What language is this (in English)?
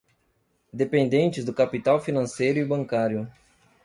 Portuguese